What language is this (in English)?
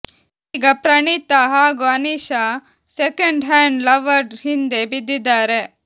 Kannada